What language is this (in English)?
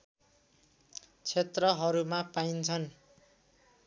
Nepali